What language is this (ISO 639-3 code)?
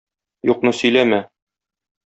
tat